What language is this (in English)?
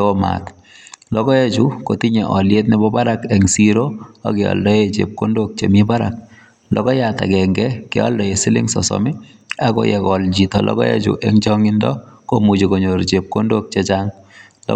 Kalenjin